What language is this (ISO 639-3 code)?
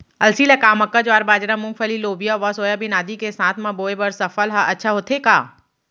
hne